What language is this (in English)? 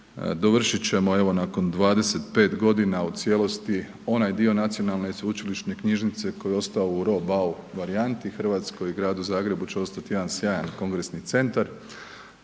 Croatian